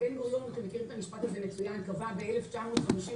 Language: Hebrew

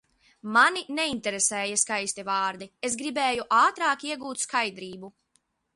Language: Latvian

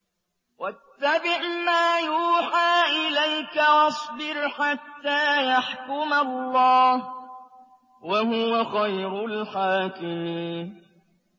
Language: Arabic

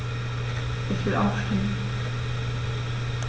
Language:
German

